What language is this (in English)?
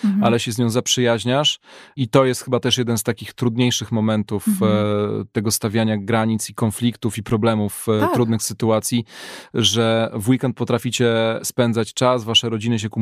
Polish